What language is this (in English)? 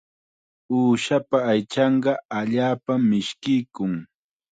Chiquián Ancash Quechua